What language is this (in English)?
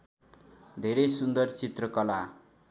Nepali